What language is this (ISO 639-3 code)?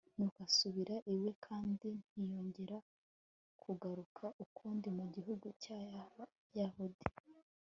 kin